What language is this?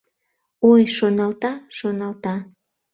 Mari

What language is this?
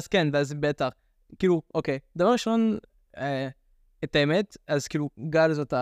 Hebrew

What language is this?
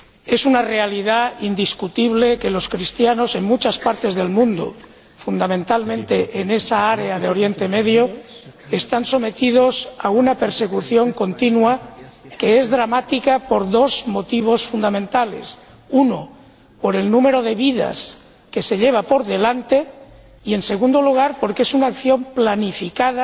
Spanish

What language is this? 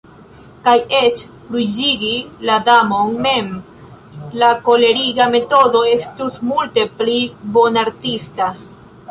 Esperanto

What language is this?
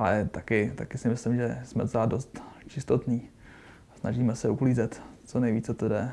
Czech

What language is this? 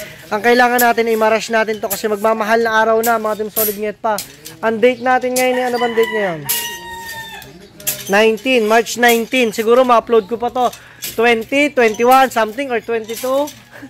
Filipino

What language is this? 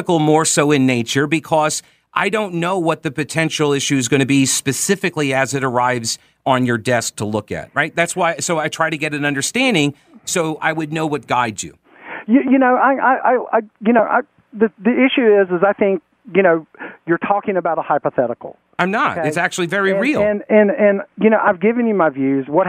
English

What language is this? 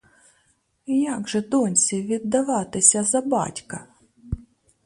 Ukrainian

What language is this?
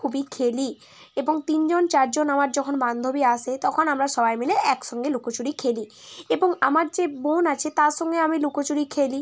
Bangla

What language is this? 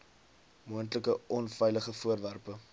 Afrikaans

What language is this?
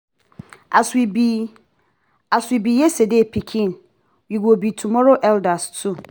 Nigerian Pidgin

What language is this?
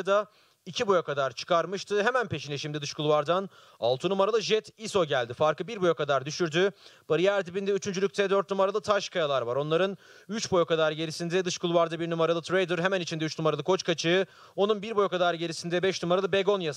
Turkish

